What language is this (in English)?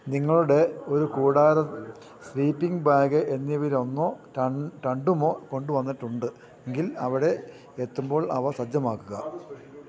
Malayalam